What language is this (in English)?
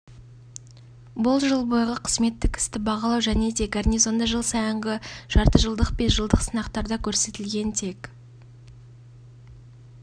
Kazakh